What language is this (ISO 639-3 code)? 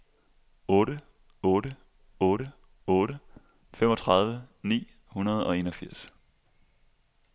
dan